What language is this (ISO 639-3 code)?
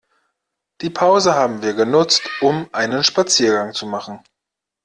deu